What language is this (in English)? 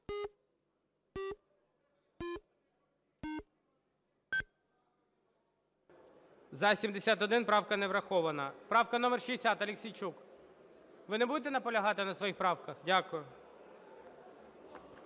Ukrainian